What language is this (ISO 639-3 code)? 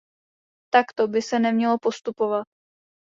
ces